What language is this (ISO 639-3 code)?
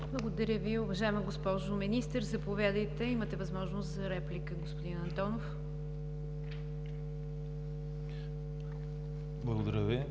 bul